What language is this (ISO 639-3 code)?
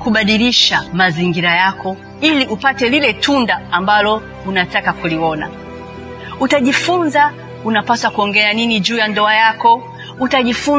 swa